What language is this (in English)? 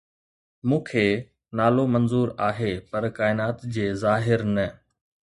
Sindhi